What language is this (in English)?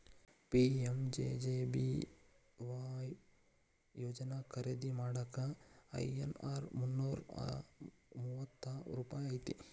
Kannada